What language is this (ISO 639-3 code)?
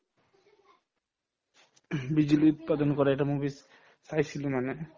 asm